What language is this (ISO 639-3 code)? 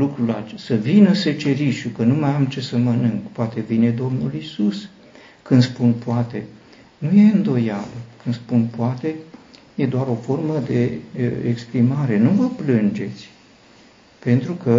ron